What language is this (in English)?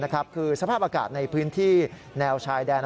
Thai